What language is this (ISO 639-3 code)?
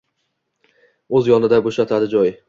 uzb